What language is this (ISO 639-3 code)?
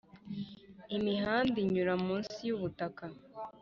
kin